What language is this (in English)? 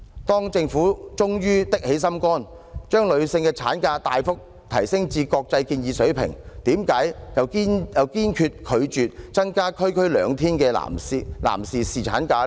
Cantonese